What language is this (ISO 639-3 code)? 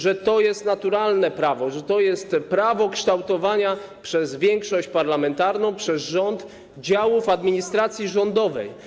pol